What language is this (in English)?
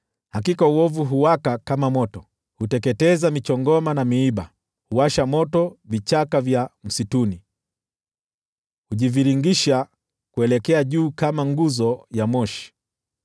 Swahili